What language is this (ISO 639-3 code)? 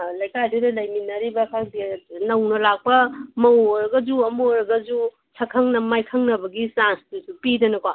mni